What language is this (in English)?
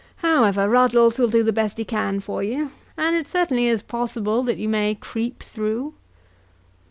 English